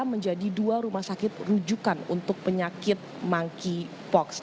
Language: Indonesian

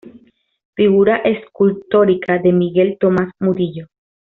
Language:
Spanish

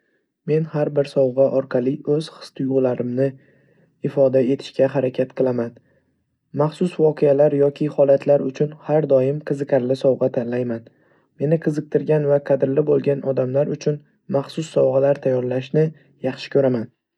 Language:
Uzbek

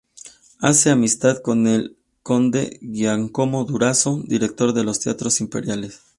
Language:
Spanish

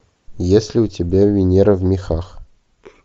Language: Russian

